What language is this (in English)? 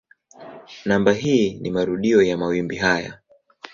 Swahili